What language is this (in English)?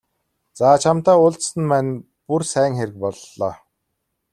Mongolian